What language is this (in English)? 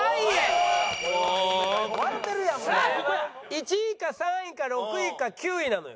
Japanese